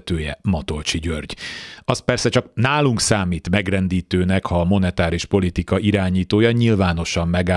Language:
Hungarian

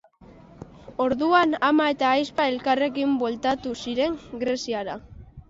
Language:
Basque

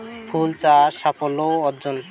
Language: Bangla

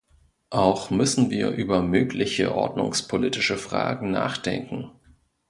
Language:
German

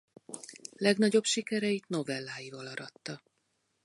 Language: Hungarian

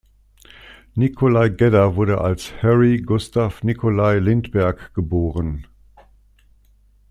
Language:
German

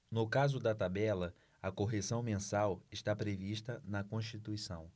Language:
Portuguese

